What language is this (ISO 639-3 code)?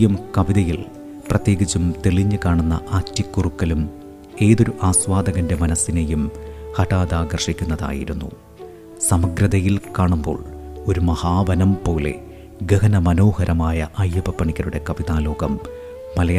mal